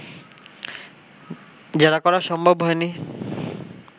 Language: Bangla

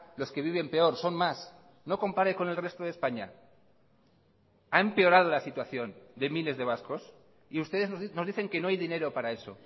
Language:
Spanish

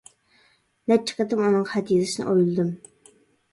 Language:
Uyghur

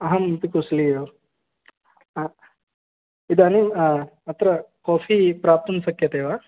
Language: Sanskrit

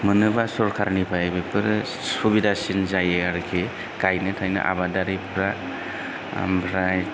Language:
Bodo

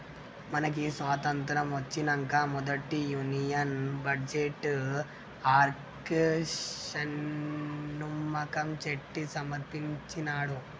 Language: Telugu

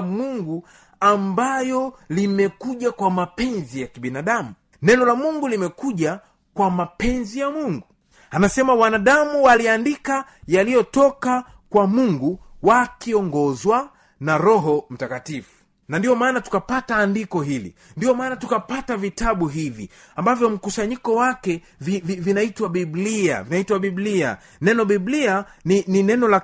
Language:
Swahili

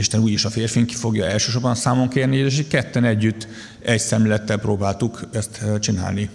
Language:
Hungarian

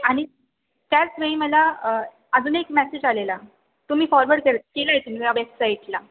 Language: Marathi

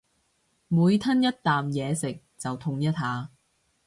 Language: Cantonese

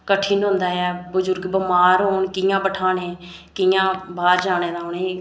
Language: Dogri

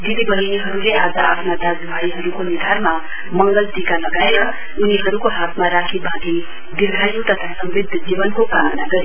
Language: Nepali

